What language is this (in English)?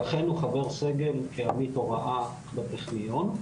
Hebrew